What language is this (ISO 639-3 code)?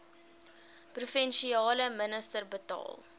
afr